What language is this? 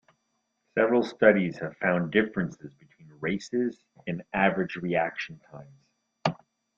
English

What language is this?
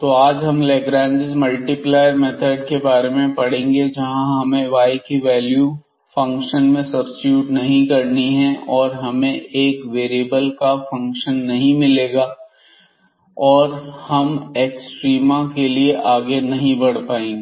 Hindi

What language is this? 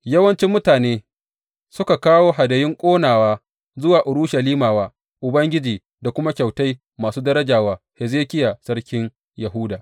Hausa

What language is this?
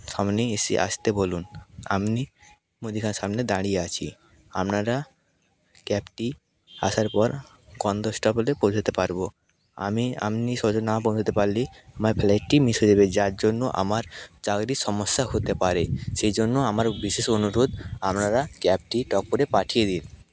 Bangla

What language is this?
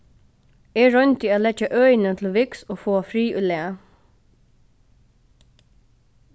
Faroese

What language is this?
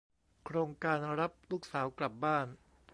Thai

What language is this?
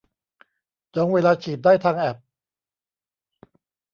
Thai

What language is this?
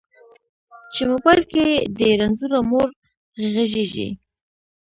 Pashto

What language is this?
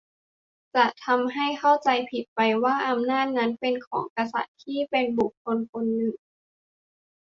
Thai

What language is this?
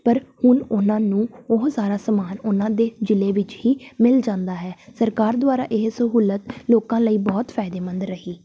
Punjabi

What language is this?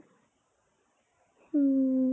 Assamese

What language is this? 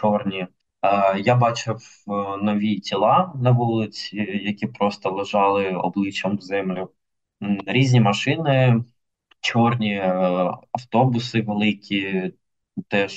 Ukrainian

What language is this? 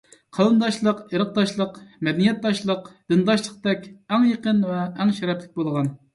Uyghur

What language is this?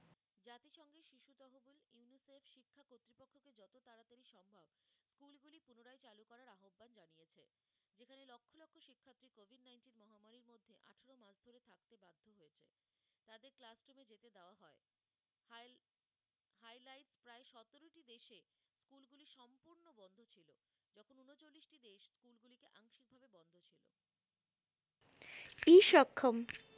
Bangla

